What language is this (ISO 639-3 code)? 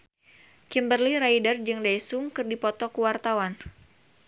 sun